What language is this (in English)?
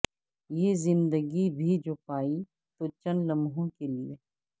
Urdu